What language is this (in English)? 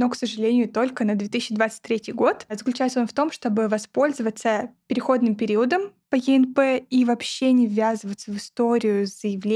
Russian